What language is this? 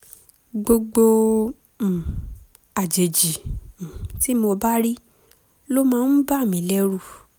Yoruba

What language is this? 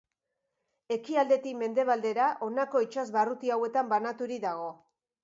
Basque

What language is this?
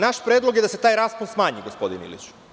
Serbian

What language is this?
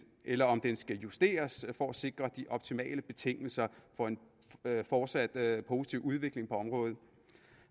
Danish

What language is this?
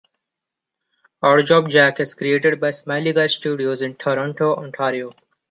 English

